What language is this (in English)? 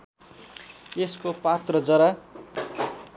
Nepali